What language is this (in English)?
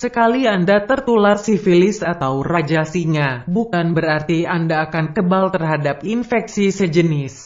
Indonesian